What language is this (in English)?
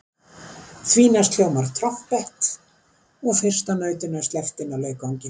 Icelandic